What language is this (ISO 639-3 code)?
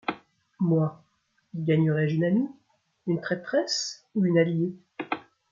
fra